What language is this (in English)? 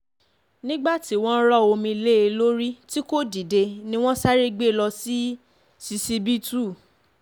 Yoruba